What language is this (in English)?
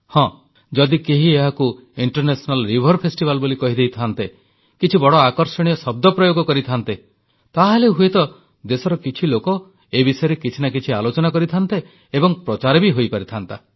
Odia